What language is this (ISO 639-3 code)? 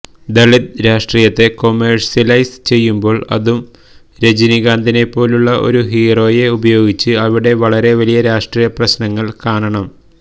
mal